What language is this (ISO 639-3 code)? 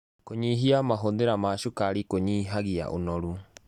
kik